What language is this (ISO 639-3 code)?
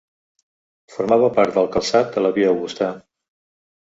cat